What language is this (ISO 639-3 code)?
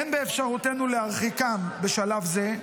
heb